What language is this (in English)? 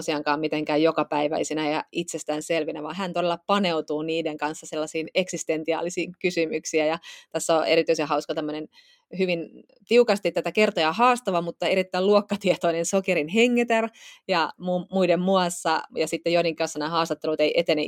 Finnish